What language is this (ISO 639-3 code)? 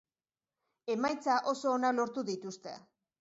eus